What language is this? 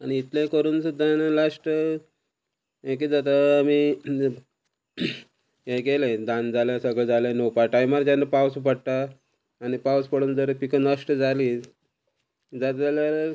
Konkani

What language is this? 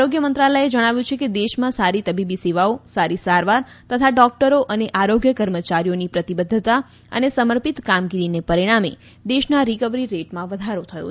Gujarati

